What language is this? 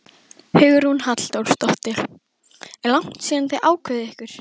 Icelandic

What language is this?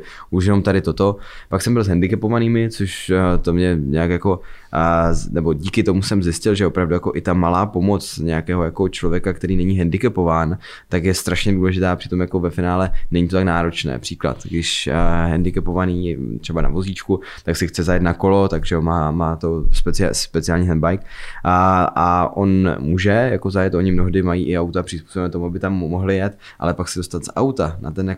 Czech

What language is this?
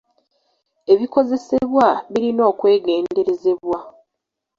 Ganda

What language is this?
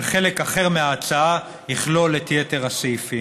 Hebrew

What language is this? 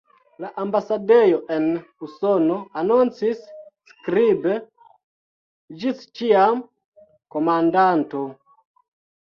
Esperanto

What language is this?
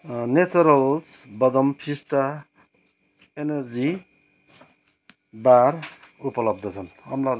Nepali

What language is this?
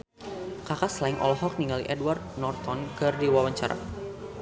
Sundanese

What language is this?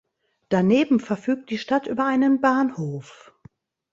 German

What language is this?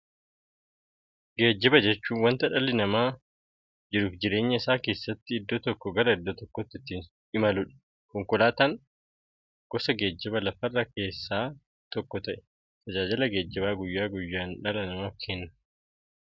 Oromo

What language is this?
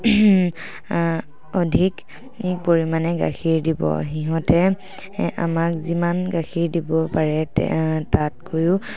Assamese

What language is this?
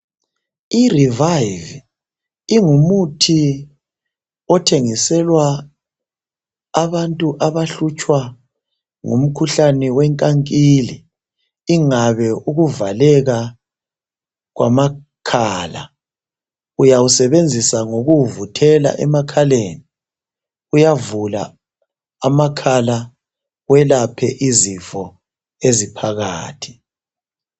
North Ndebele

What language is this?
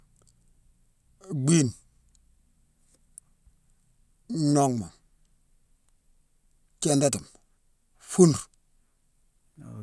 Mansoanka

